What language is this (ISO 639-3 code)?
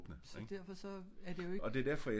dan